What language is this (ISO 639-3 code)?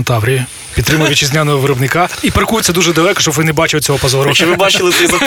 ukr